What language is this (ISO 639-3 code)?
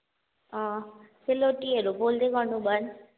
nep